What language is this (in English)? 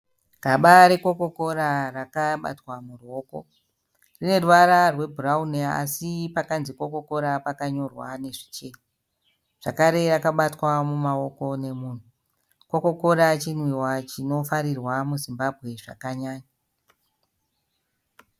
Shona